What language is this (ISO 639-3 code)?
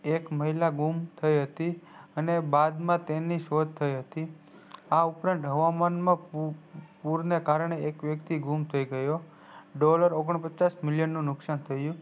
guj